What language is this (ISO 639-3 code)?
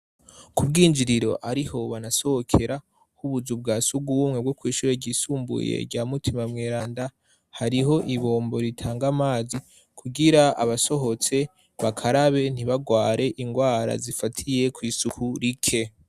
run